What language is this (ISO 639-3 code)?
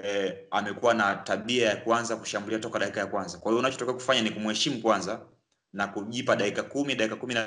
swa